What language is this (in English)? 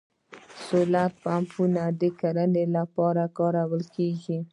Pashto